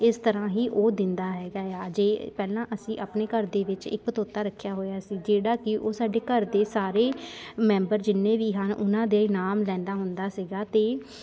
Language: Punjabi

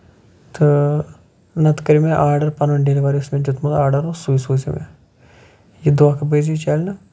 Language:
Kashmiri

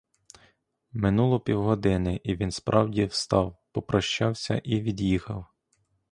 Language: Ukrainian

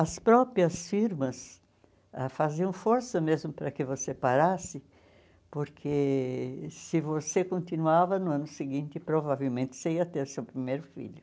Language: Portuguese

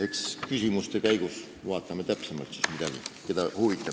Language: Estonian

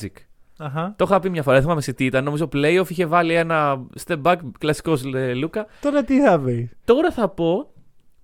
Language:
Greek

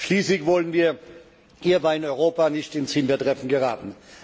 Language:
German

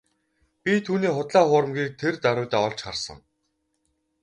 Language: Mongolian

